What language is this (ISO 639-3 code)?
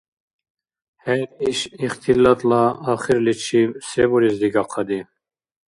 dar